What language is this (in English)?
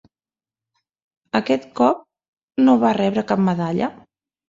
Catalan